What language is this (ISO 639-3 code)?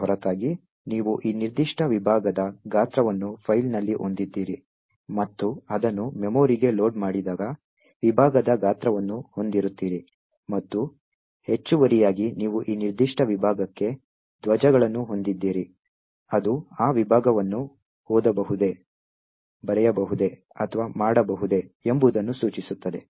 kan